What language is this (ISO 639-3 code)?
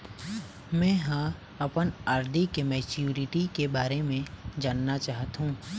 hne